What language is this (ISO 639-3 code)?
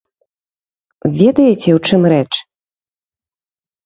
bel